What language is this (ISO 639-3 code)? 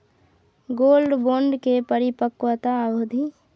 mai